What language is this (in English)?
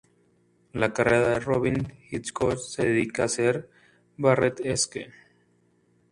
Spanish